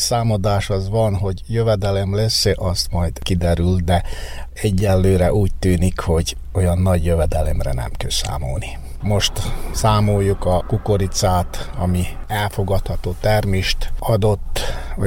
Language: Hungarian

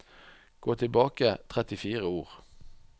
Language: Norwegian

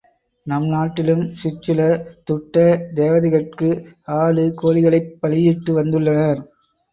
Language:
Tamil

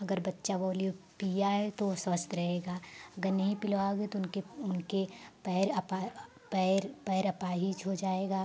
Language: Hindi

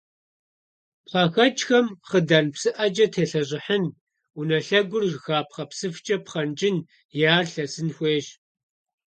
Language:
Kabardian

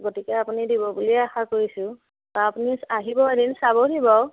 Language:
Assamese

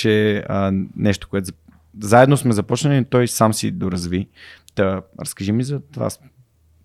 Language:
Bulgarian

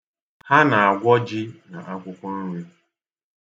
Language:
Igbo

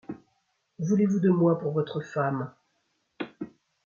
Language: French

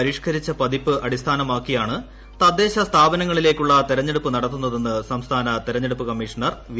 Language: Malayalam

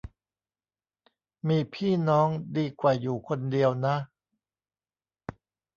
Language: Thai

